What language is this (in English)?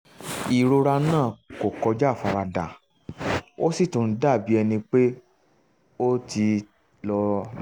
Yoruba